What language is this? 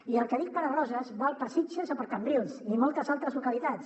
Catalan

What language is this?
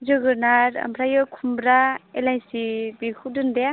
Bodo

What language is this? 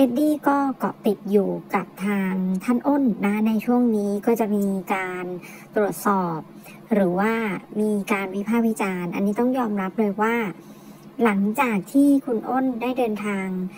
Thai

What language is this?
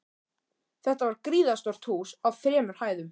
Icelandic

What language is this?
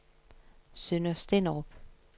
Danish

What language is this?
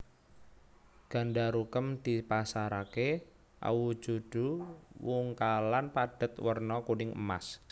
Javanese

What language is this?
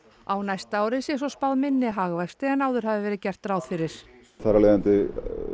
Icelandic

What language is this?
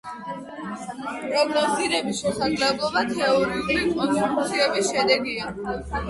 Georgian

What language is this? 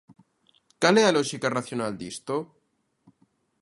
Galician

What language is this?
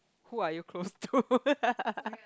English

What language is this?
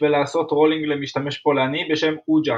Hebrew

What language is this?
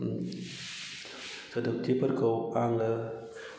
Bodo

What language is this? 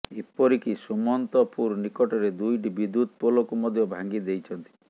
Odia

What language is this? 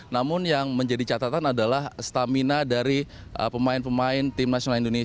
Indonesian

